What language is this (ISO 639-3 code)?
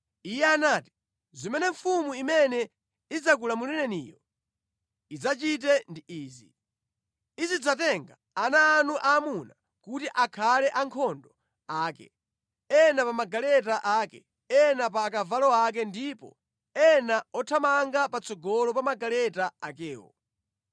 nya